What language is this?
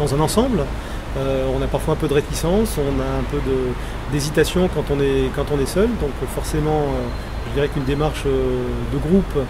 French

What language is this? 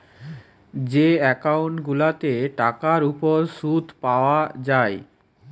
Bangla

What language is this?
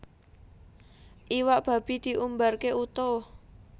Javanese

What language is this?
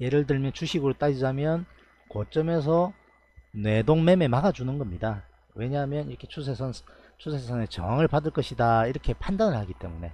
Korean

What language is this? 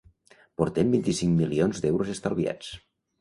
Catalan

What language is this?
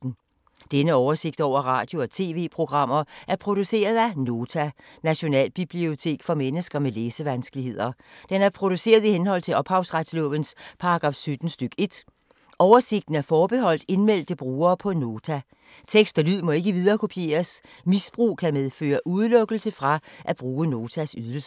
Danish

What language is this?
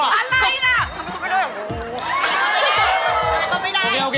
Thai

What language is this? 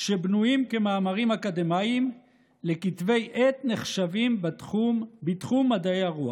Hebrew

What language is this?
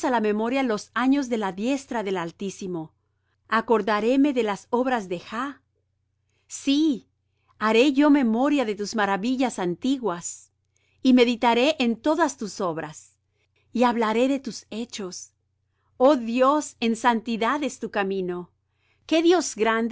Spanish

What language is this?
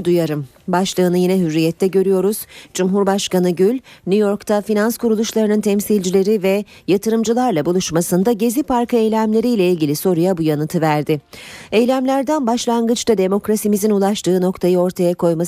Turkish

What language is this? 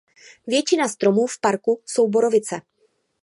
Czech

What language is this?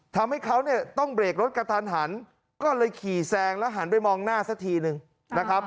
Thai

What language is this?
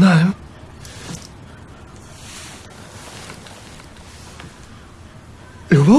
Bulgarian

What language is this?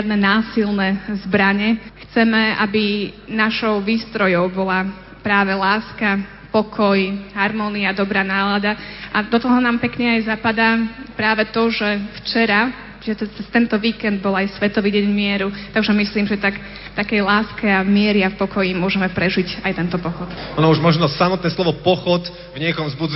Slovak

